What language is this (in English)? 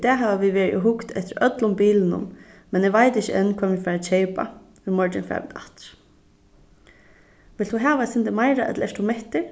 Faroese